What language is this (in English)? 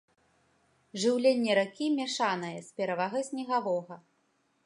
Belarusian